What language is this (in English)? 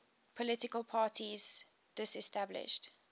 English